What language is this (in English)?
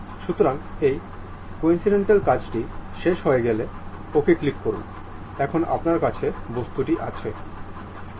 Bangla